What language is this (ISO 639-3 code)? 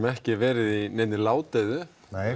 isl